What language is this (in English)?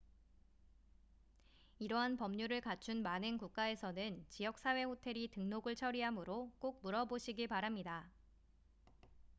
Korean